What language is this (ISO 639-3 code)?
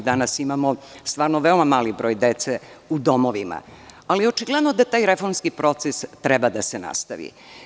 srp